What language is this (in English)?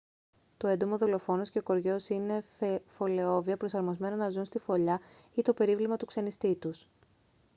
Greek